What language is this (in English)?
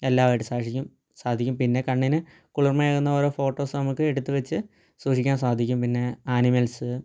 Malayalam